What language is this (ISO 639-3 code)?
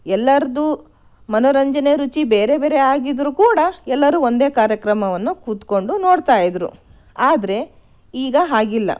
kan